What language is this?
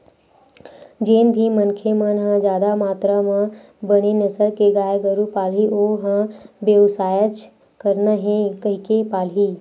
Chhattisgarhi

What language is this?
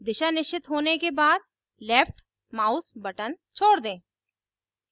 Hindi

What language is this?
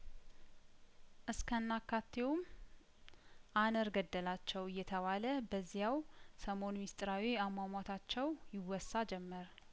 Amharic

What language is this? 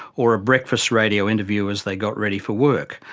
English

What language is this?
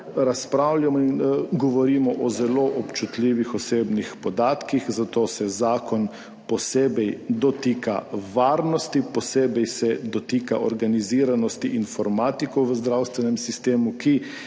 Slovenian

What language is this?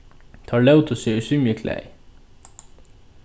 Faroese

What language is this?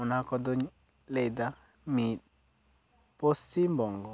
Santali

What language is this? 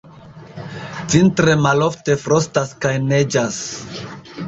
Esperanto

